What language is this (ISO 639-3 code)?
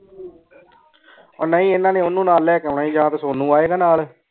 pan